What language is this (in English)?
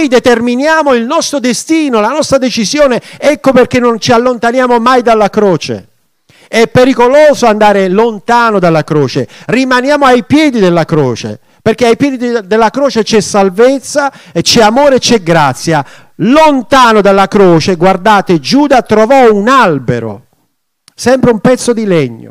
Italian